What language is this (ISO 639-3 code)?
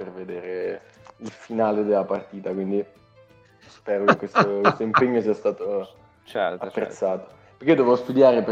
ita